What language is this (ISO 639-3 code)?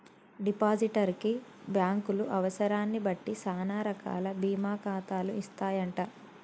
tel